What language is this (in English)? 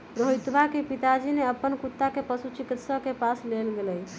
Magahi